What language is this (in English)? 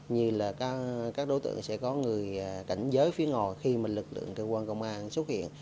Vietnamese